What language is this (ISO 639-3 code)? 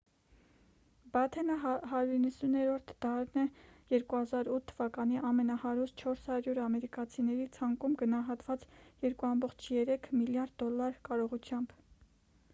hye